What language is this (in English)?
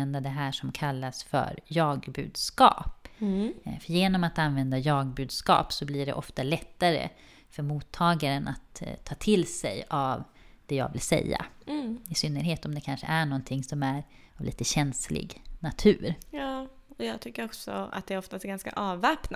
Swedish